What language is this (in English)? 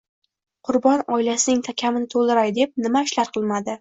Uzbek